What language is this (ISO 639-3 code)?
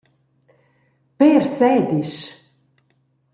roh